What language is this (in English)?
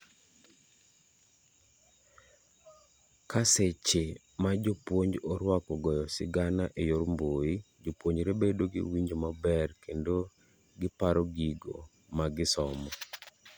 Luo (Kenya and Tanzania)